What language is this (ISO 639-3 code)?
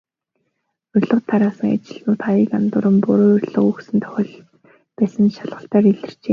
mon